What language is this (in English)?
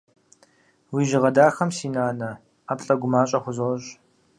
Kabardian